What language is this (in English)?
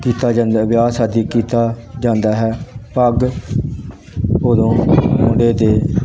Punjabi